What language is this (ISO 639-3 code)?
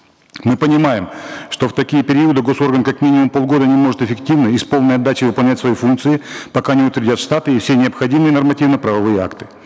kaz